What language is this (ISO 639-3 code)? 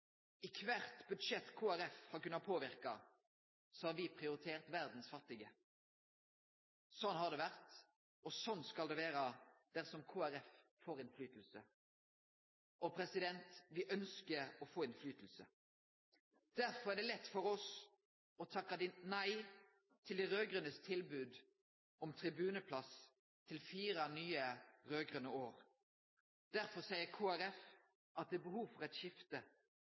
nno